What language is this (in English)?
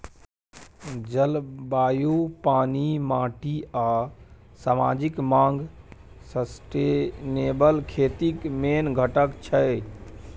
Maithili